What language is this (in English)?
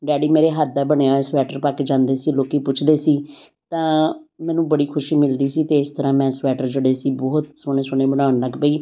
Punjabi